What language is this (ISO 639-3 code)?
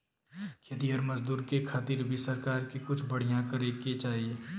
bho